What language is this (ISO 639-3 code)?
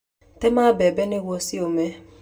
kik